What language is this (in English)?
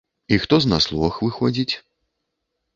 Belarusian